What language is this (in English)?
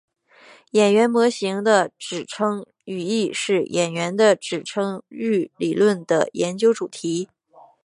Chinese